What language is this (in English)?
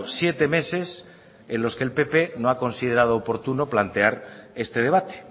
Spanish